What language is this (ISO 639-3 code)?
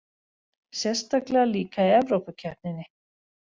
isl